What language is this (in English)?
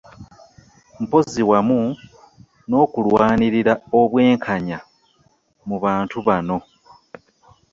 Ganda